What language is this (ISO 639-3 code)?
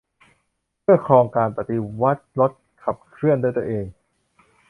tha